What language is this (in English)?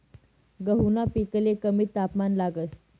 Marathi